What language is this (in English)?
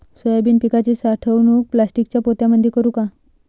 Marathi